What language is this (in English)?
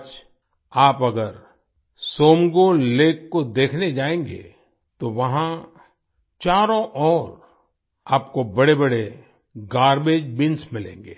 Hindi